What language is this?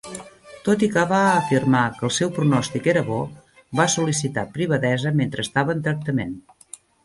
Catalan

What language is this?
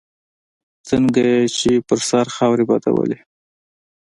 Pashto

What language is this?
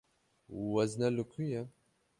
Kurdish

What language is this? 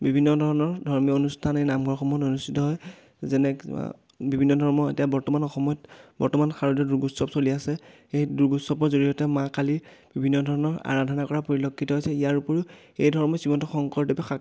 Assamese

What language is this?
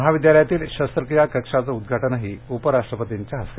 Marathi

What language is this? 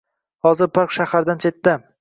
Uzbek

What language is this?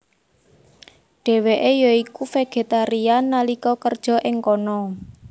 Javanese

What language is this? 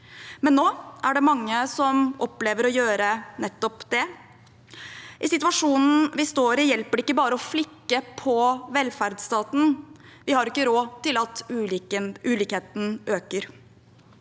Norwegian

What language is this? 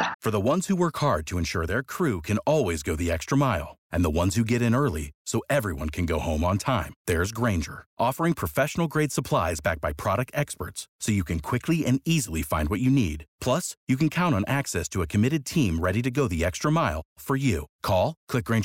Romanian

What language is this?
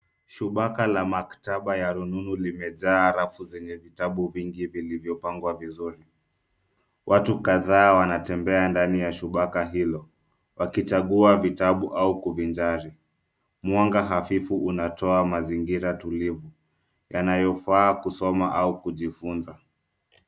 Swahili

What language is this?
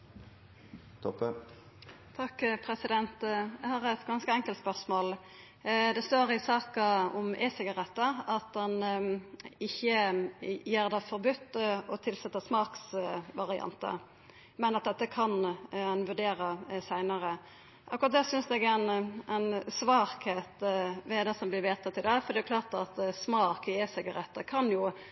Norwegian Nynorsk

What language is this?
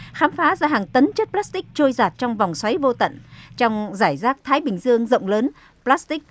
Vietnamese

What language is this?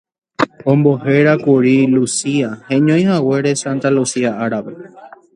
Guarani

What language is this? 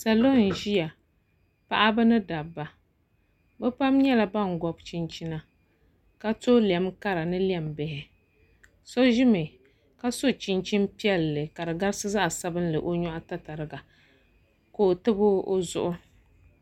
Dagbani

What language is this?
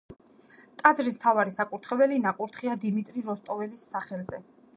Georgian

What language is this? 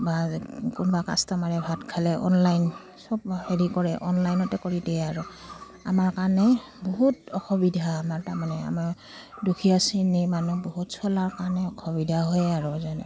Assamese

